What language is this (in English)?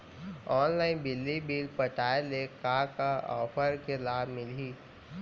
Chhattisgarhi